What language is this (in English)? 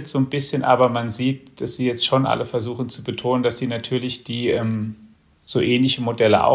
German